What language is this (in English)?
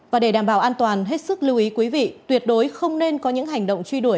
Vietnamese